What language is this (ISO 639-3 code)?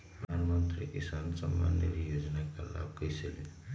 mag